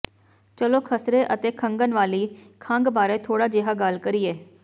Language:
Punjabi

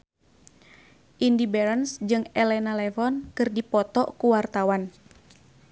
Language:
Sundanese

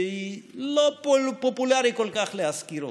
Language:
Hebrew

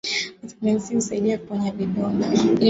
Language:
Swahili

